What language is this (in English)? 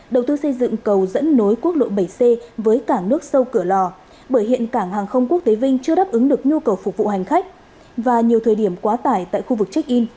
Vietnamese